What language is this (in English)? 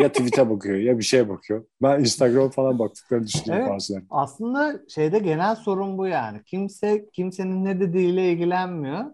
Turkish